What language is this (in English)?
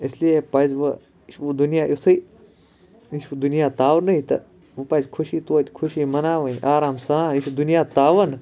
Kashmiri